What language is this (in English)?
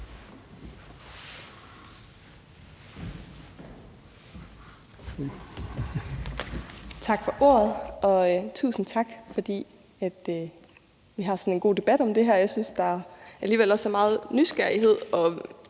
Danish